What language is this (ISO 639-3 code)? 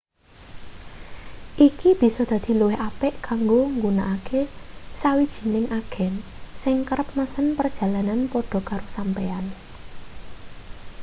jav